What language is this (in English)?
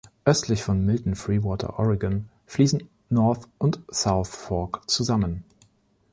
German